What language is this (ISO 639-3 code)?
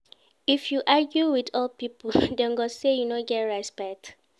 pcm